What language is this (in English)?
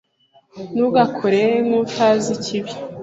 Kinyarwanda